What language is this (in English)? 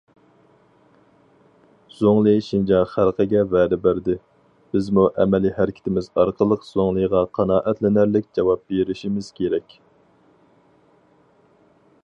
Uyghur